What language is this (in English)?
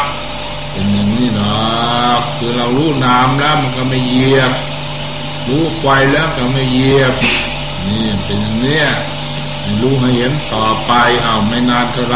Thai